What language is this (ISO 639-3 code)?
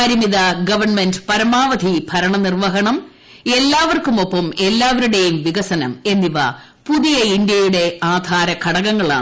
mal